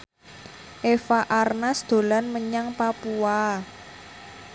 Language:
Javanese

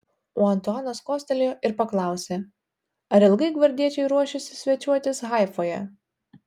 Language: Lithuanian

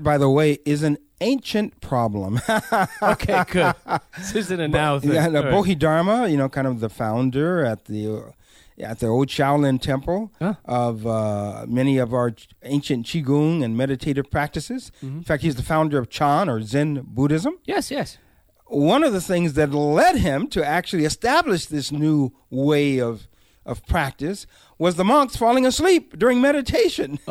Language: English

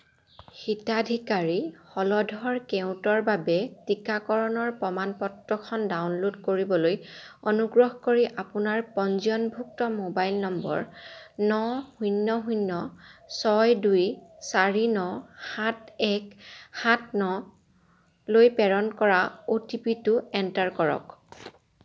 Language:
Assamese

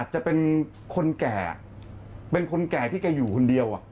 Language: Thai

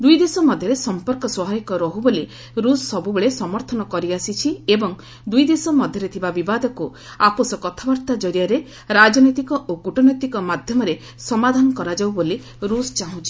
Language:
Odia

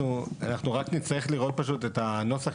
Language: Hebrew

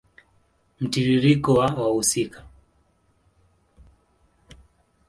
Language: Swahili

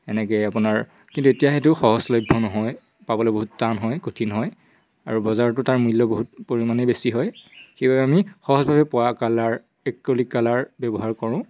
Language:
Assamese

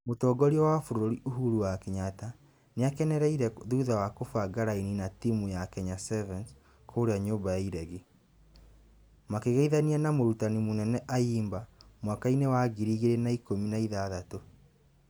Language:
Kikuyu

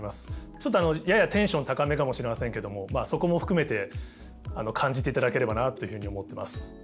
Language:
Japanese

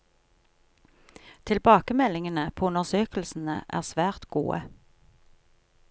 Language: Norwegian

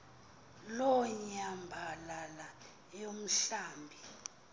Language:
Xhosa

